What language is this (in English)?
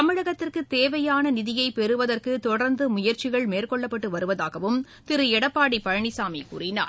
Tamil